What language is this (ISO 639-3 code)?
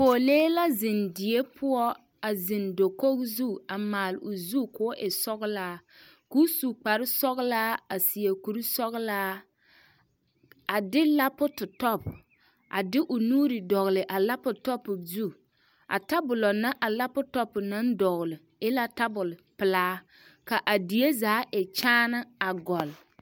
dga